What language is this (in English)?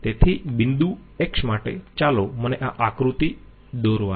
Gujarati